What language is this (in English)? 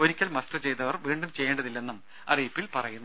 Malayalam